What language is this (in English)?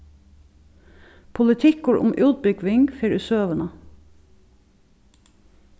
Faroese